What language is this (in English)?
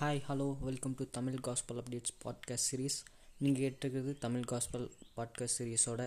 Tamil